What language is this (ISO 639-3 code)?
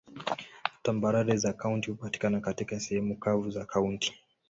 swa